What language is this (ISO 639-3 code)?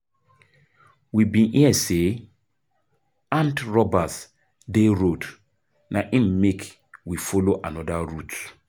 pcm